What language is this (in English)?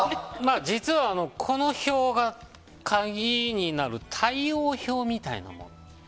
Japanese